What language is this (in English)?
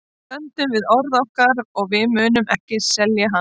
Icelandic